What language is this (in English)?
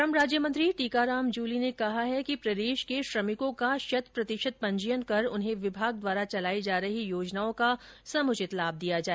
Hindi